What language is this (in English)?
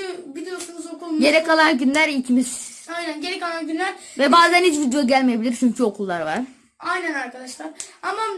Turkish